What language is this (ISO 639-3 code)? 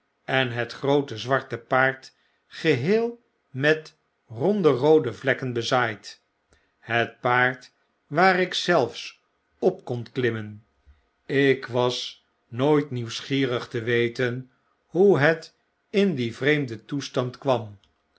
nld